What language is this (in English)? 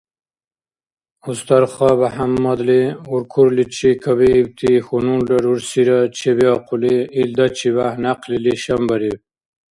Dargwa